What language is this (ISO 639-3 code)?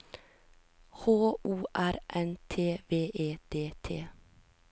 nor